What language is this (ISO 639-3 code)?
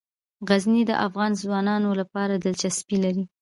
pus